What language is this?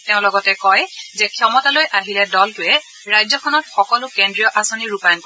Assamese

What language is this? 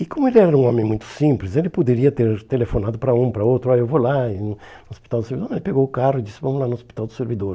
Portuguese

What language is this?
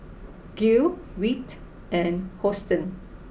English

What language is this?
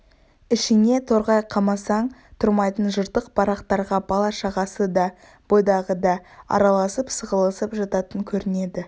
Kazakh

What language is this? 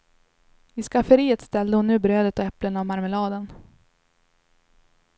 Swedish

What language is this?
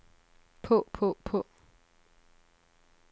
Danish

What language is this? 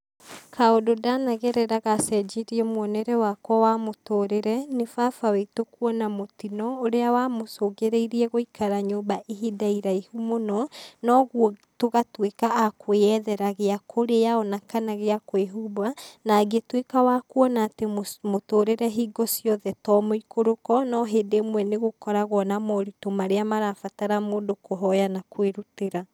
Kikuyu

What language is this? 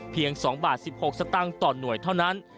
Thai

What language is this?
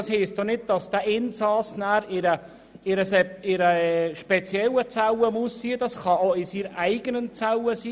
Swiss German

